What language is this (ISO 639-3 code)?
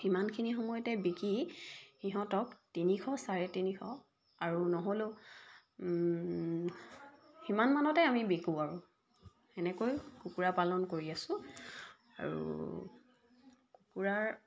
asm